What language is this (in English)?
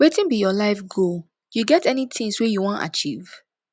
Nigerian Pidgin